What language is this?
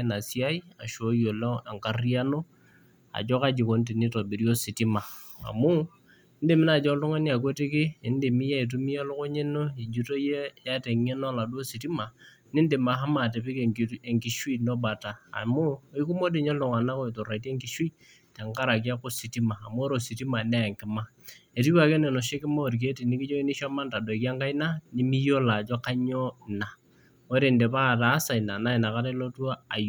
Masai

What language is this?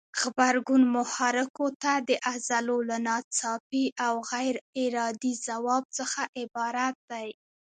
Pashto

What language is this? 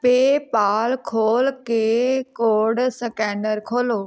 Punjabi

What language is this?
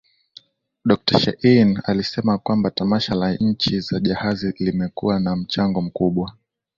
Swahili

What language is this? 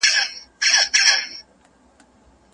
Pashto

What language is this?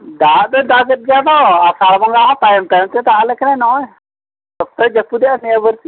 Santali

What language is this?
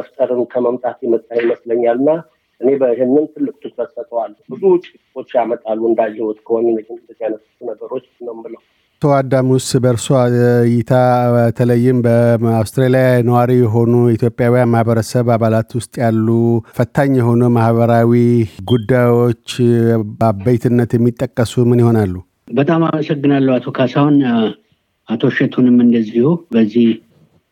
Amharic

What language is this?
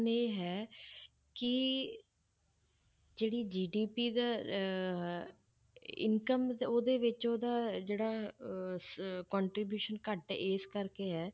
Punjabi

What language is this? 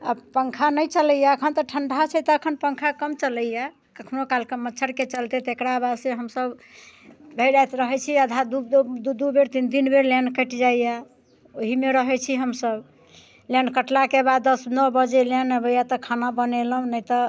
Maithili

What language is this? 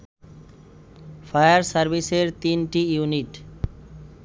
Bangla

